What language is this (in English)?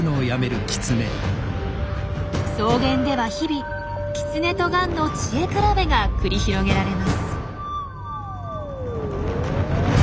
Japanese